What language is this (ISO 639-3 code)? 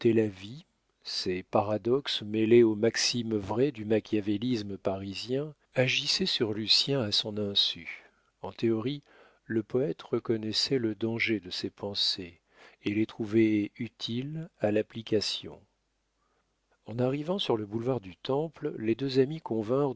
fra